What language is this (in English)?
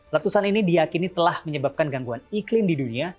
Indonesian